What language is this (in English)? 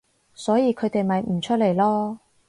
Cantonese